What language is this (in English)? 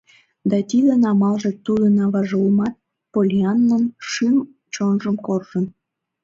Mari